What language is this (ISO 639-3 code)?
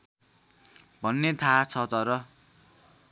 nep